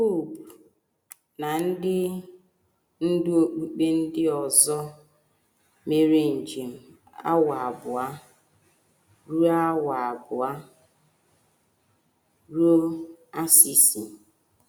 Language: Igbo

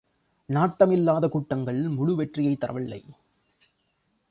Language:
Tamil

